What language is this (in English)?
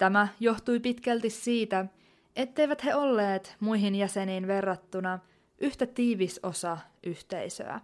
Finnish